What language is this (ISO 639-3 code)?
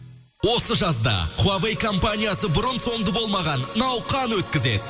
kaz